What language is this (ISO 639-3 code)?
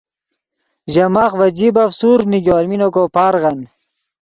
ydg